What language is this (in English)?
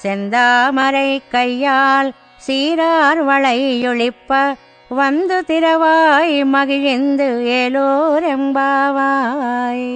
Telugu